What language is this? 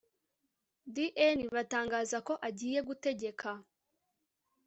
Kinyarwanda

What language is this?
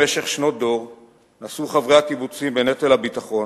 Hebrew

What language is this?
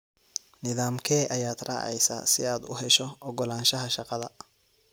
Somali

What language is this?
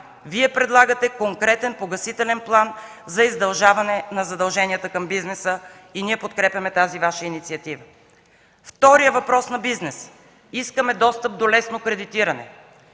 Bulgarian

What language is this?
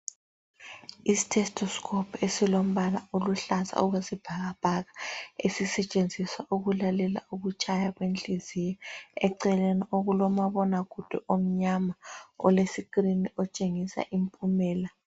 North Ndebele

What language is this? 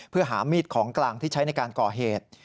Thai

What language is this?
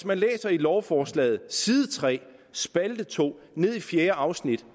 Danish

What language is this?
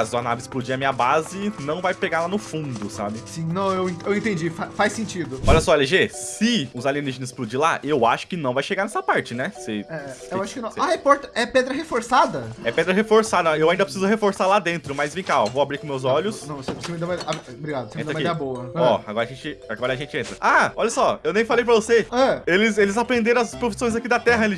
Portuguese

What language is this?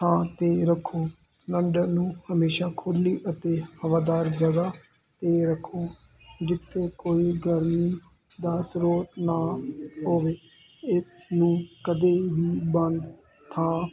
Punjabi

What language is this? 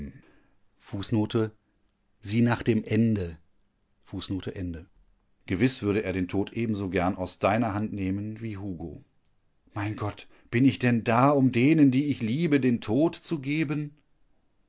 German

